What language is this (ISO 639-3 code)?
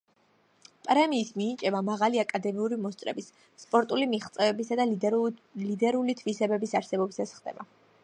kat